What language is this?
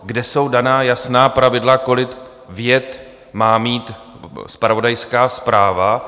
Czech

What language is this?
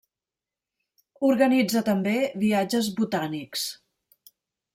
Catalan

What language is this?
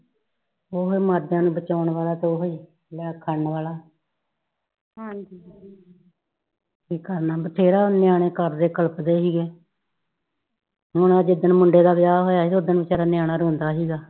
Punjabi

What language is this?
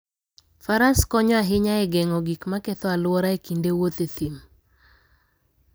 Luo (Kenya and Tanzania)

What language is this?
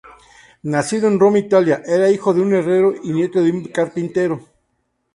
Spanish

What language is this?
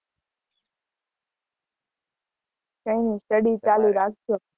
Gujarati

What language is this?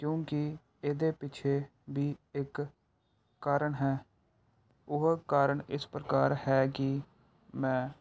Punjabi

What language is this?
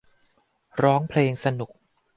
Thai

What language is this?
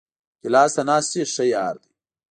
Pashto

